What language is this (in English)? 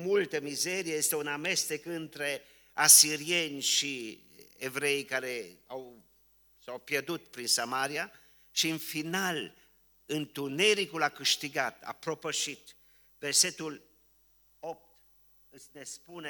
Romanian